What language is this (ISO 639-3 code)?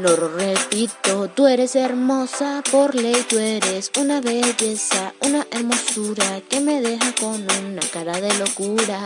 spa